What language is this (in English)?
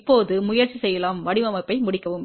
Tamil